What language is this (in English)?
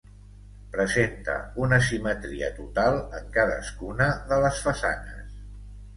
Catalan